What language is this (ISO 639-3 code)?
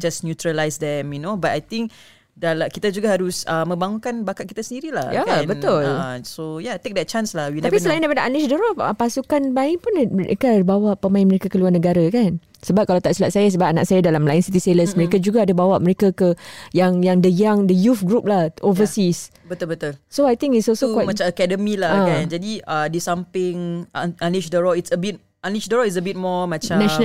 msa